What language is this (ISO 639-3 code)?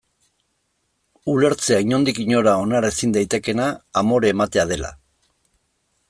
eus